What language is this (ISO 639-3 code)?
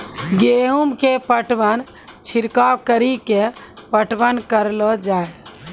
mai